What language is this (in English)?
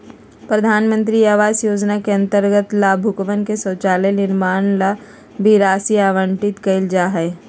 Magahi